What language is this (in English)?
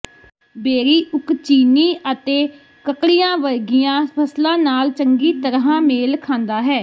Punjabi